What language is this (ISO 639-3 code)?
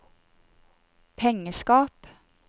nor